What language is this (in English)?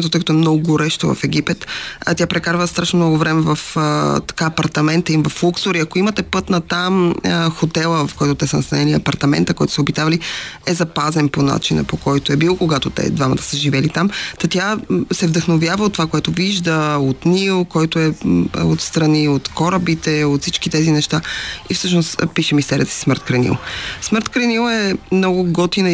Bulgarian